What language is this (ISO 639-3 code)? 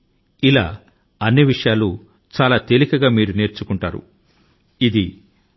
tel